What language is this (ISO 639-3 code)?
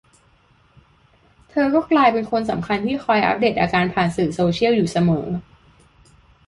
tha